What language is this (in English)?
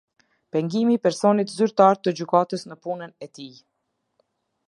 Albanian